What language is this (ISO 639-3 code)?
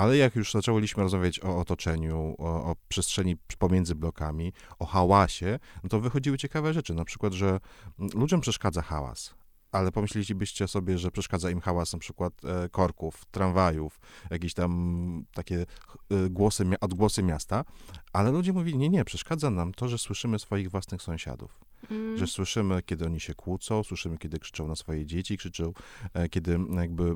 pol